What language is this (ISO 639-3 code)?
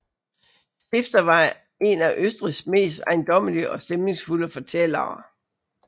dan